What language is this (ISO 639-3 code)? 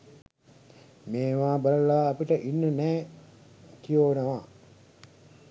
sin